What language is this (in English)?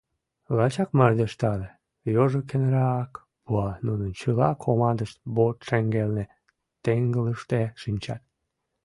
Mari